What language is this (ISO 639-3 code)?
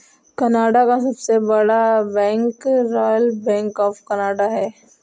hin